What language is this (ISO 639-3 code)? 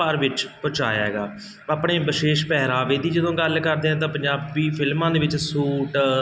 pan